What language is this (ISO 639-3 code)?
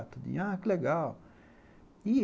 por